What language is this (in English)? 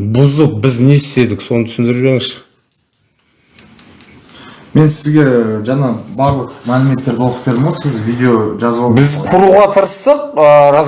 Turkish